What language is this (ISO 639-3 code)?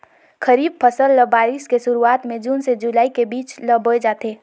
hne